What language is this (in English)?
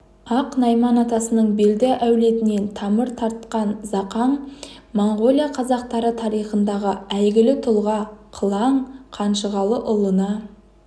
Kazakh